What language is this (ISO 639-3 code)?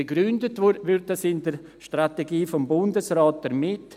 gsw